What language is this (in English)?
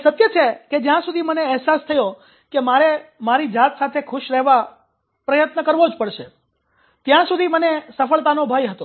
Gujarati